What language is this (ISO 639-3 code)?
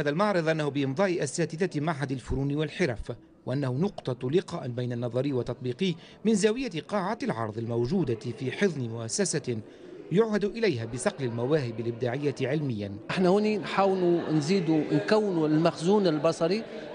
ara